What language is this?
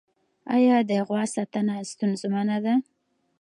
Pashto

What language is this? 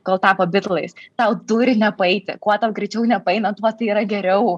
Lithuanian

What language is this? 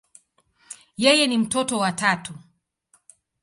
Swahili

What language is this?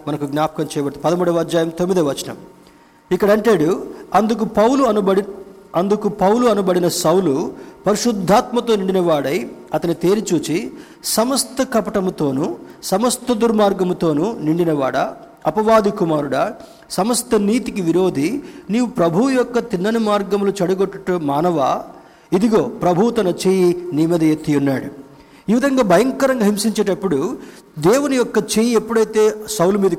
Telugu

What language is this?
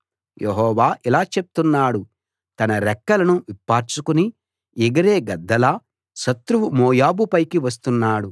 Telugu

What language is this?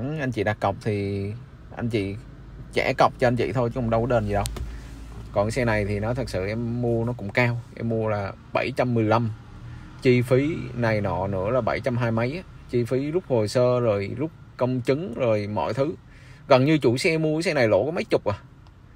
Vietnamese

